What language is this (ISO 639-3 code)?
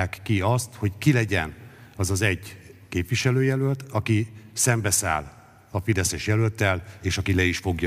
hun